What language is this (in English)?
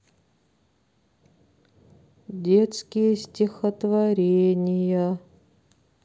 Russian